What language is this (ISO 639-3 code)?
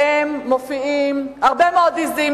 heb